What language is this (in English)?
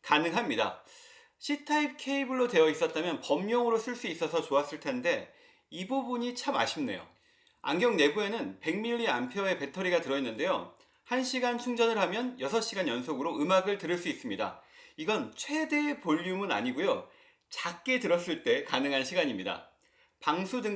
Korean